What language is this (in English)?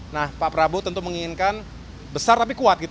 Indonesian